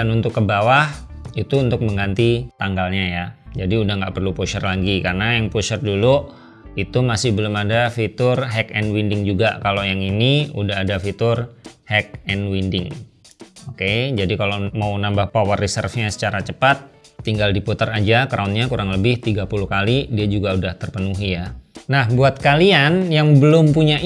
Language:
Indonesian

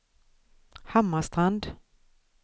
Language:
Swedish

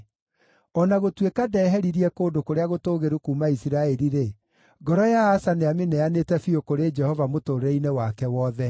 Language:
Kikuyu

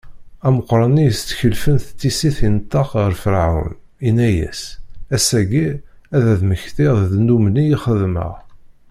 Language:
Kabyle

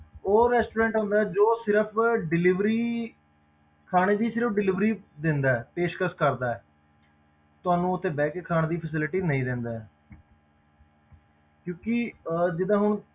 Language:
Punjabi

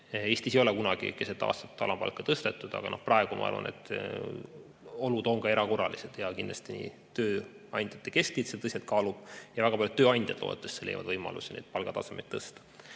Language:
Estonian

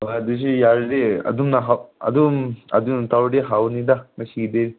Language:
Manipuri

